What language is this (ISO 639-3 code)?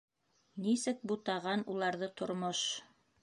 bak